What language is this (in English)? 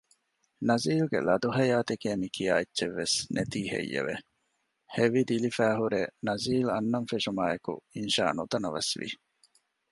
Divehi